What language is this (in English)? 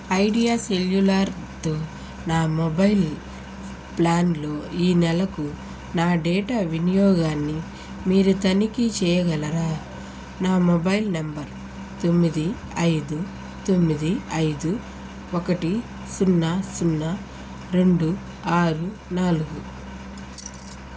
Telugu